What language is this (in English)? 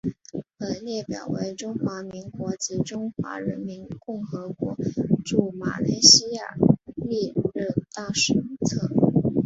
Chinese